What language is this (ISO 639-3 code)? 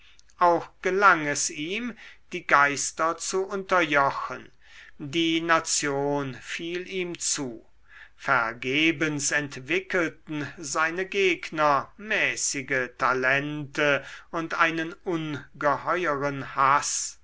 deu